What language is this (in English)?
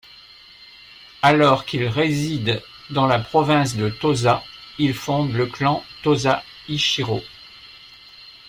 French